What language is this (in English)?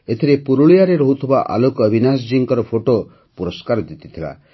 Odia